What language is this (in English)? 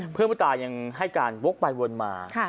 Thai